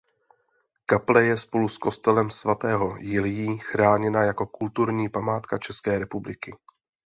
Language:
Czech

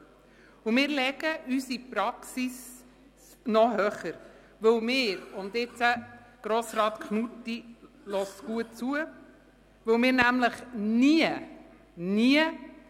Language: Swiss German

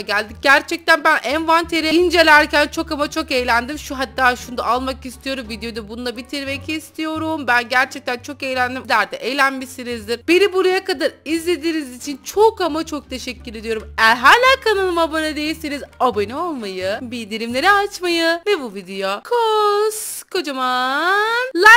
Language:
Turkish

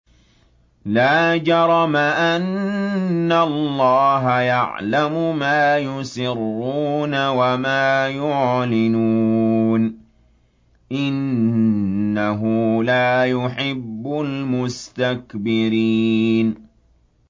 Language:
Arabic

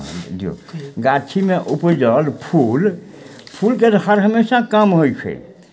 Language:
Maithili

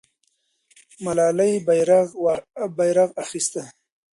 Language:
Pashto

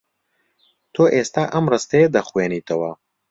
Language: Central Kurdish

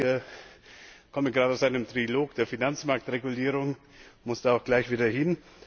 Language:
German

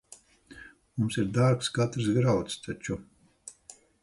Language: Latvian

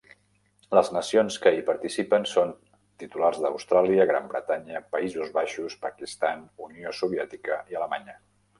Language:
Catalan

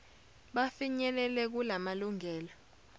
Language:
Zulu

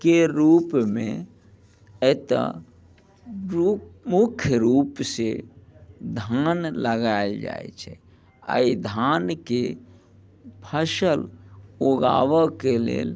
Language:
Maithili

